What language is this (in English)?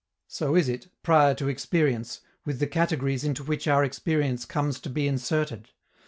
English